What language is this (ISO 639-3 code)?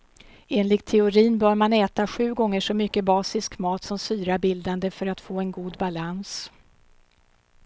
swe